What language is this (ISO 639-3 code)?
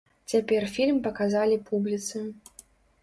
bel